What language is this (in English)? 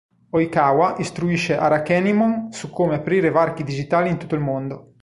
Italian